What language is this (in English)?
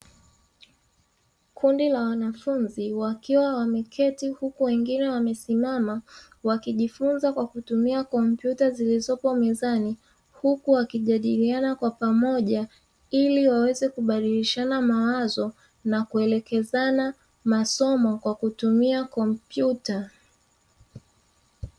Swahili